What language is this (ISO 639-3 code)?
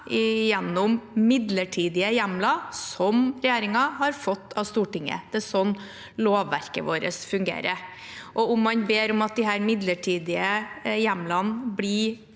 nor